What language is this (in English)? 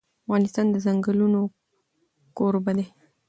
Pashto